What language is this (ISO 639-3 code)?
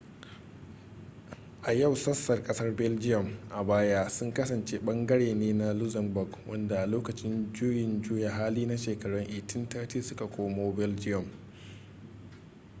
hau